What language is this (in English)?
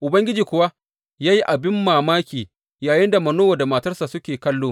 Hausa